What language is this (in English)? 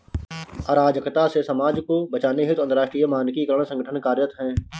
Hindi